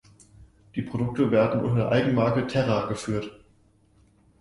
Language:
German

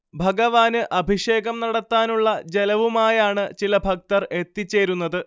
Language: Malayalam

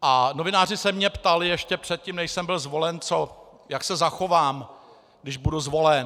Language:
Czech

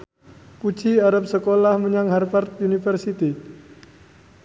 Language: Javanese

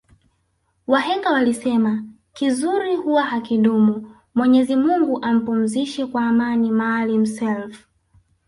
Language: Swahili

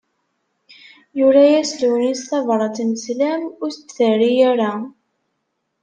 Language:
Kabyle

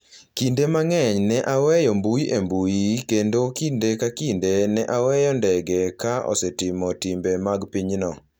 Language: Luo (Kenya and Tanzania)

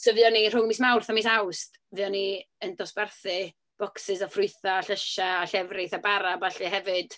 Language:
Welsh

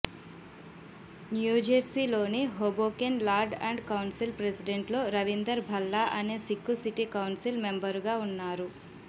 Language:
Telugu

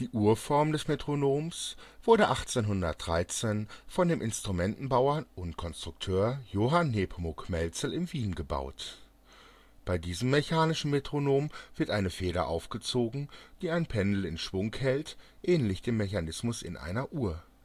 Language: German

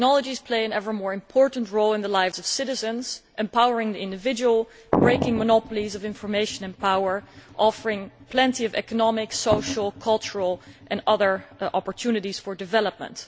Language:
English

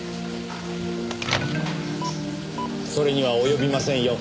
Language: Japanese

